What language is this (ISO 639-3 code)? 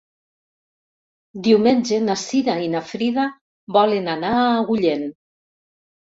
cat